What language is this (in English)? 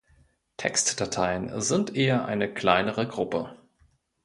German